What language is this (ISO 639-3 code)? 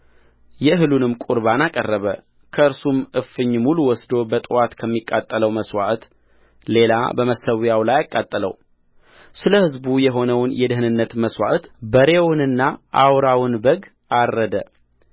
amh